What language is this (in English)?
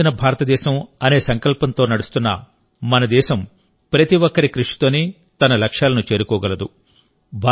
Telugu